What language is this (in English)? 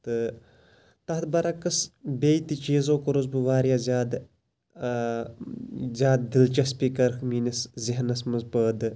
Kashmiri